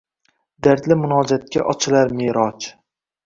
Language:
Uzbek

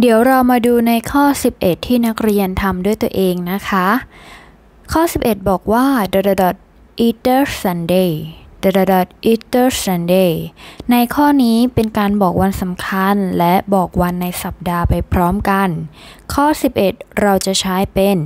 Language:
Thai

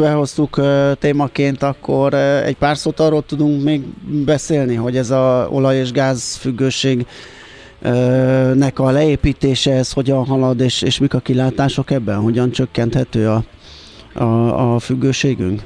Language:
Hungarian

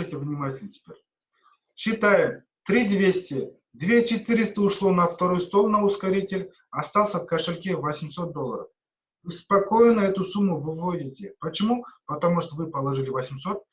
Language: Russian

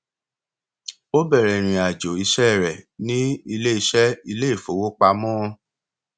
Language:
Yoruba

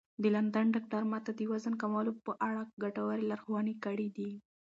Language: Pashto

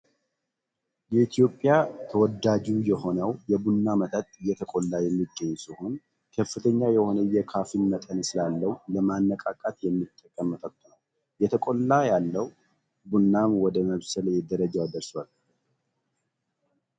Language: Amharic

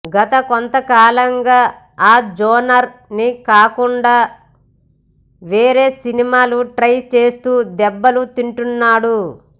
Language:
Telugu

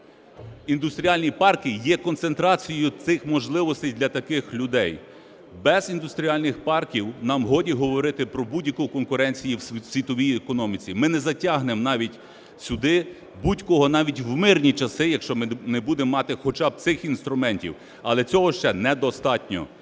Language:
Ukrainian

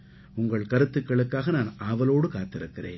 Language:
Tamil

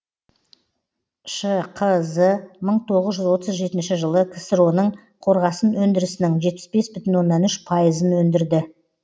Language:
Kazakh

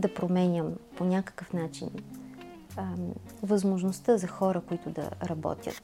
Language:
Bulgarian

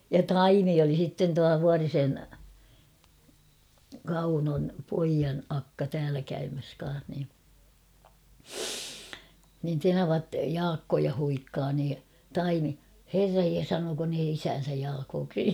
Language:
Finnish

